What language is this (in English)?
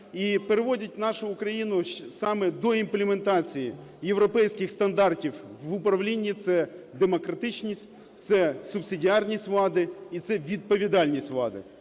Ukrainian